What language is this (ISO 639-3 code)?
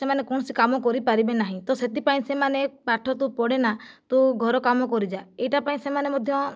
ori